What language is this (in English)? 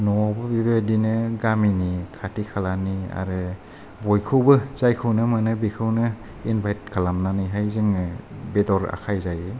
Bodo